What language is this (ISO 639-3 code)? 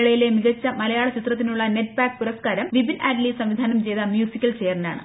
mal